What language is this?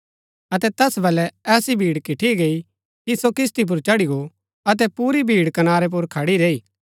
Gaddi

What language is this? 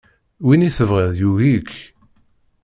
Kabyle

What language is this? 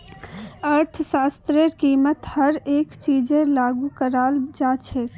Magahi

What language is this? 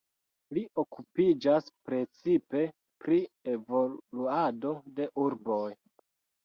Esperanto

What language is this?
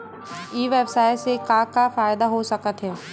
Chhattisgarhi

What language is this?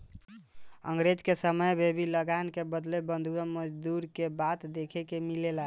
Bhojpuri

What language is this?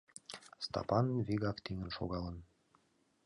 Mari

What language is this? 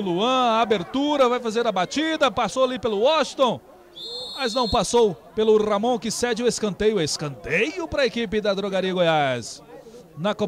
Portuguese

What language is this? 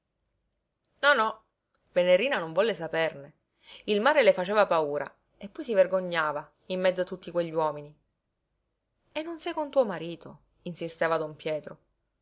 Italian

